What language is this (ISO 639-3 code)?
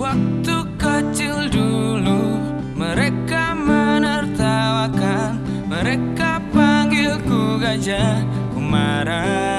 ind